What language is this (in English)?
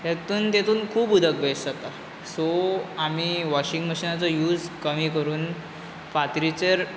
Konkani